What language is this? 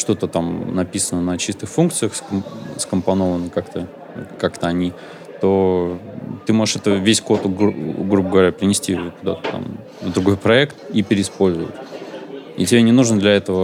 Russian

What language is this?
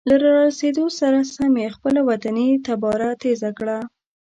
Pashto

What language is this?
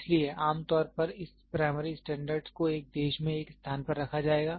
Hindi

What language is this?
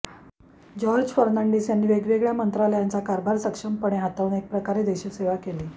Marathi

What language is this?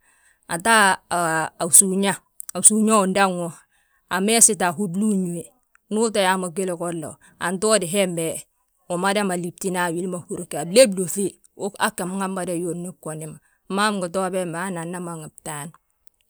Balanta-Ganja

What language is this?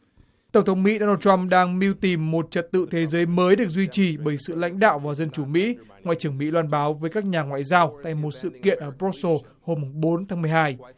Vietnamese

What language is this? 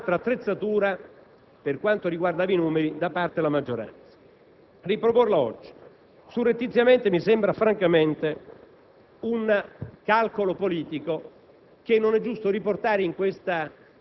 Italian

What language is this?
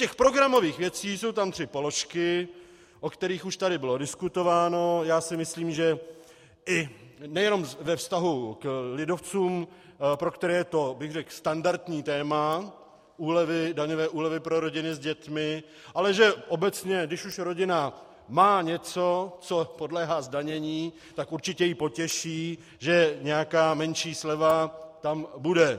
Czech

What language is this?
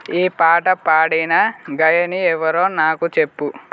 Telugu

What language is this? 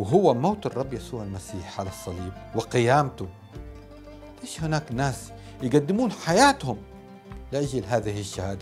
Arabic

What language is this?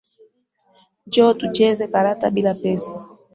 Swahili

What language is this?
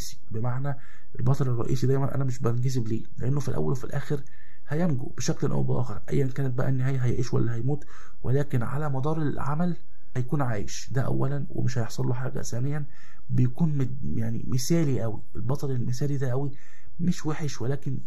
Arabic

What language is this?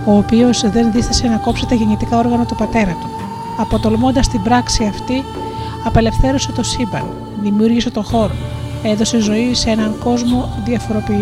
Greek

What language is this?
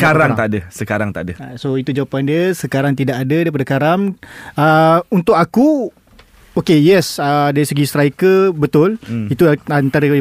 Malay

